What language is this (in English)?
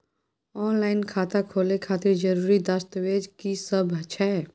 Maithili